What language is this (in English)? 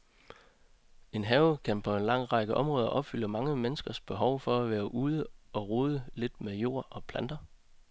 Danish